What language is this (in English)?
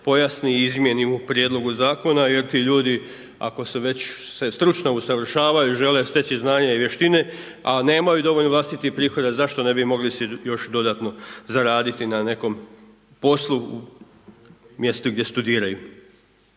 Croatian